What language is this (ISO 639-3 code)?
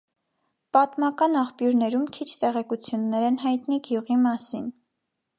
hye